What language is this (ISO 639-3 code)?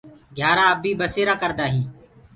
ggg